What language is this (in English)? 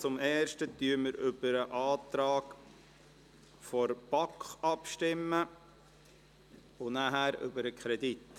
Swiss German